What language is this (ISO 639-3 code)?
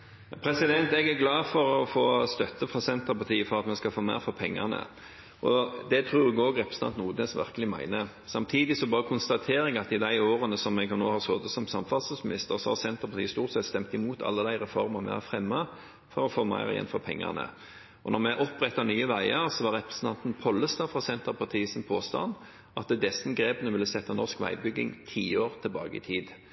nor